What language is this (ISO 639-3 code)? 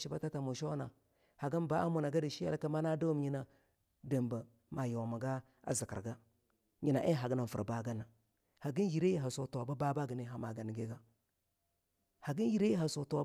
lnu